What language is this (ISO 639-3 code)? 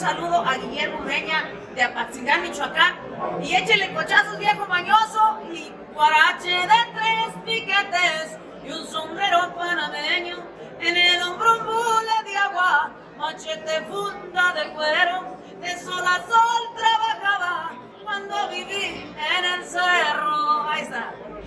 spa